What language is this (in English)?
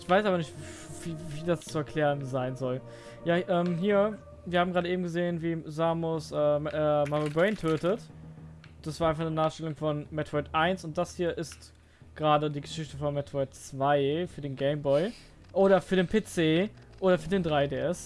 German